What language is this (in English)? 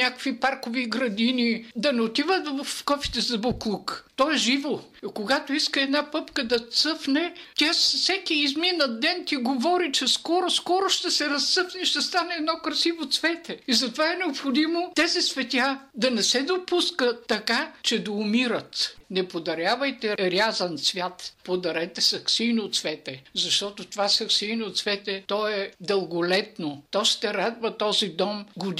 Bulgarian